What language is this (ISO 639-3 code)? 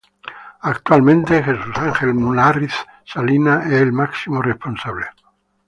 spa